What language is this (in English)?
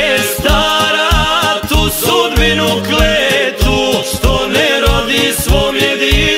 Romanian